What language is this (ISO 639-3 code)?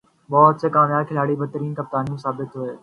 urd